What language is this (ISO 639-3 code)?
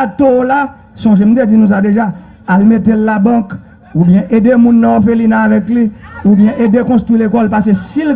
fra